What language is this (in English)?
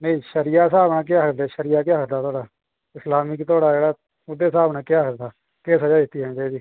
Dogri